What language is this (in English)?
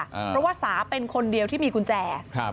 Thai